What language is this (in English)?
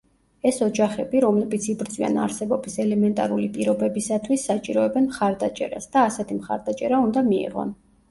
Georgian